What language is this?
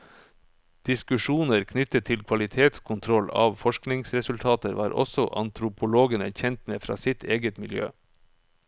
Norwegian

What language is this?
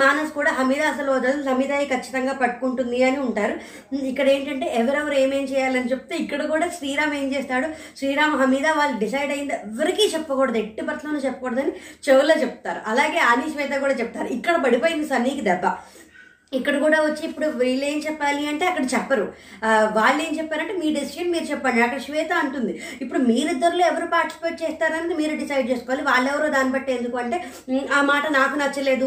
Telugu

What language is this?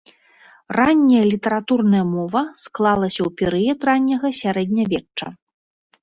Belarusian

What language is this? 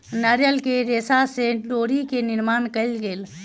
Maithili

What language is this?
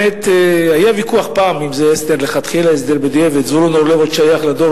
Hebrew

